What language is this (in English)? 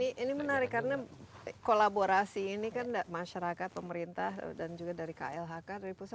Indonesian